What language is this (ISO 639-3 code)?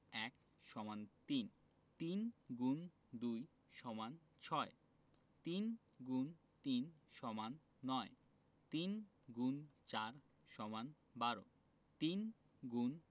ben